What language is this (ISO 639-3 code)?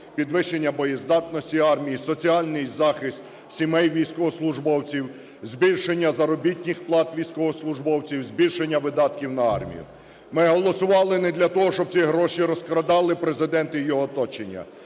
ukr